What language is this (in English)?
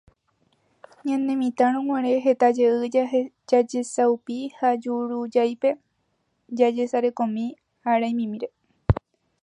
Guarani